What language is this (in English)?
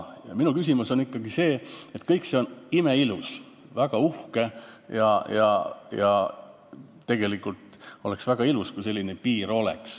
Estonian